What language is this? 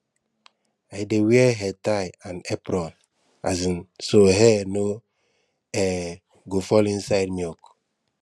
Nigerian Pidgin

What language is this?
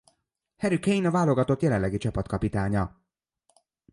Hungarian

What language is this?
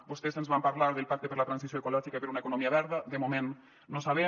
Catalan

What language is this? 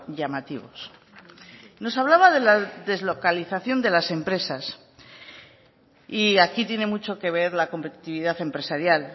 Spanish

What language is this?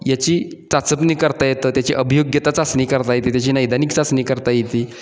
Marathi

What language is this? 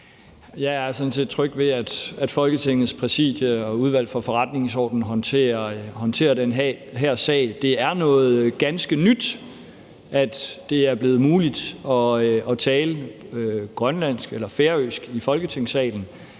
Danish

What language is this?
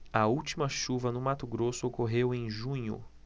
Portuguese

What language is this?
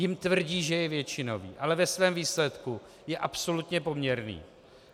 Czech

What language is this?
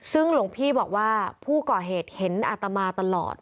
Thai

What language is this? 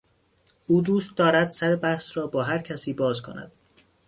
Persian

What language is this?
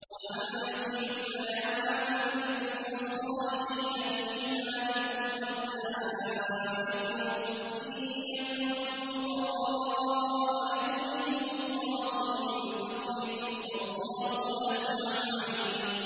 Arabic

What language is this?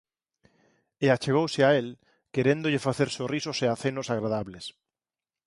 Galician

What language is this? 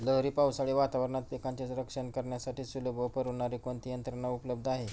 Marathi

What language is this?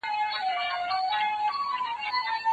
Pashto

